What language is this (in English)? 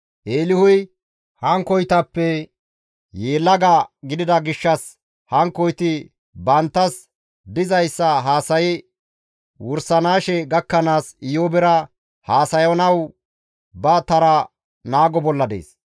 Gamo